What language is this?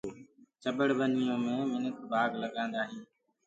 Gurgula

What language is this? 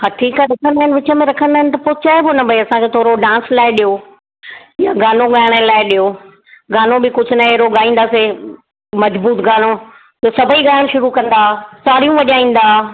Sindhi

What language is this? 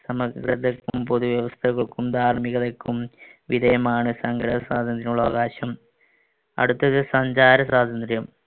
Malayalam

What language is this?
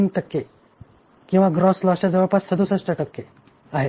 Marathi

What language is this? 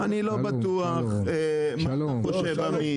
Hebrew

